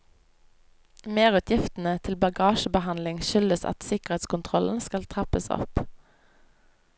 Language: Norwegian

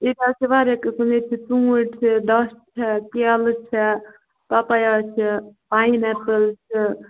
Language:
Kashmiri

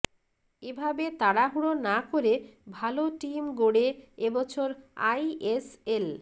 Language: Bangla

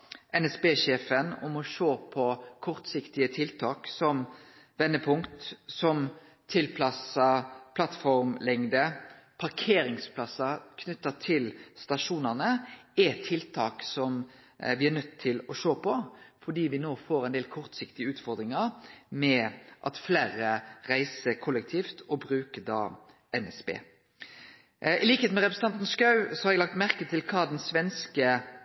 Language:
Norwegian Nynorsk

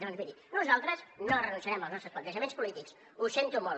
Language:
Catalan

